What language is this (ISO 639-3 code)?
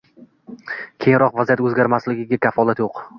uzb